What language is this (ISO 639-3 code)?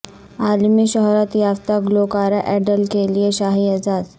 urd